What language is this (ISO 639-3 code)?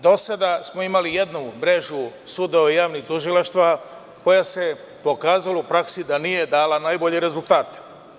srp